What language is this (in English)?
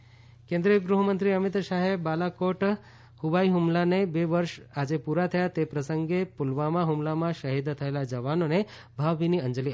Gujarati